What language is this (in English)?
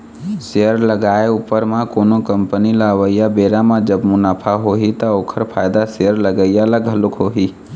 Chhattisgarhi